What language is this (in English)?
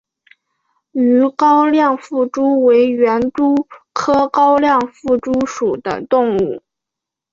Chinese